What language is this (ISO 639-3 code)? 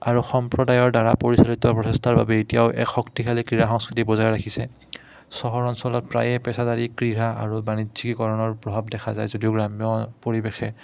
asm